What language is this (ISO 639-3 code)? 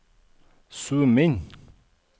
nor